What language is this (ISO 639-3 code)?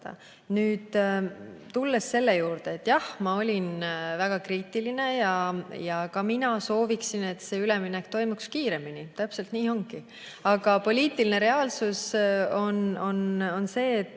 est